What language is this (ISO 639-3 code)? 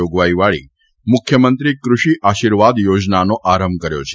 guj